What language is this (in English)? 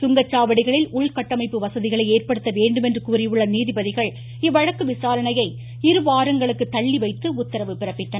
Tamil